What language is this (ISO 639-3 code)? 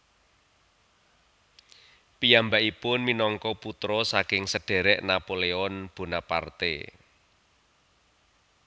jav